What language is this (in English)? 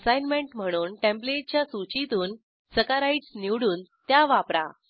Marathi